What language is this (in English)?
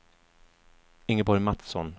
Swedish